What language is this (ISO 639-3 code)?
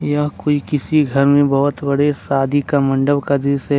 hin